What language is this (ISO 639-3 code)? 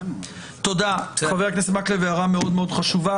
heb